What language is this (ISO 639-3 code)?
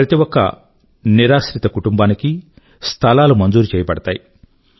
tel